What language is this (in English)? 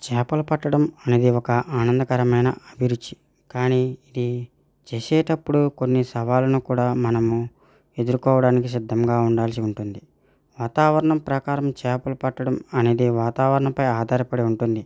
Telugu